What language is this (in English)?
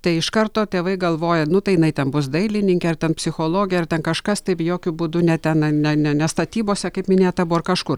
Lithuanian